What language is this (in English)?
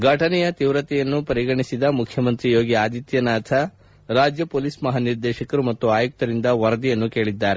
Kannada